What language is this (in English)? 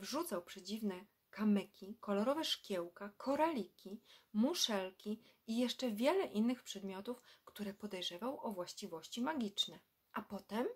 Polish